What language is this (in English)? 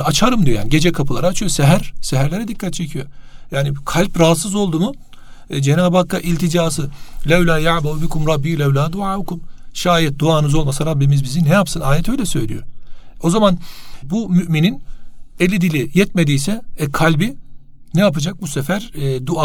Turkish